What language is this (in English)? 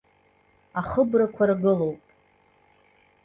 Abkhazian